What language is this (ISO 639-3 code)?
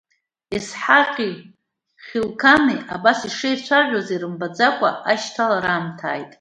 abk